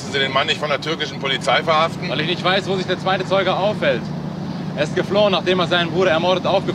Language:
German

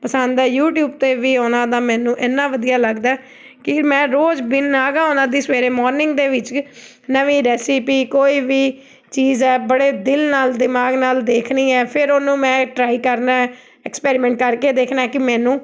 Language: Punjabi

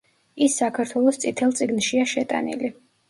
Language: Georgian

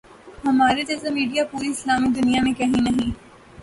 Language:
Urdu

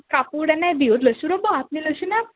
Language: Assamese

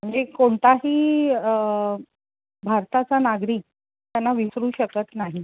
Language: Marathi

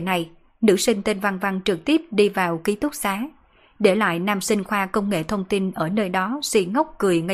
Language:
Vietnamese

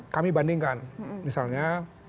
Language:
Indonesian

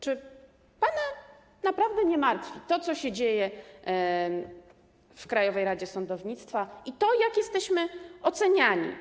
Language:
Polish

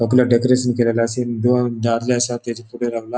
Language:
Konkani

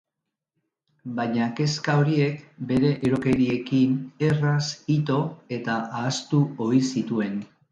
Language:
Basque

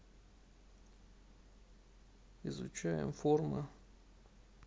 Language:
Russian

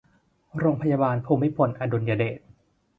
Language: Thai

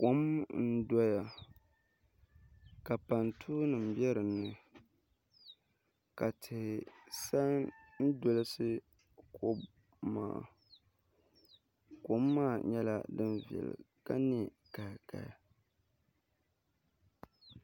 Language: Dagbani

